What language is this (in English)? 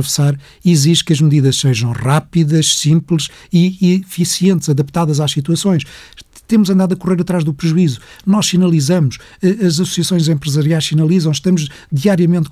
Portuguese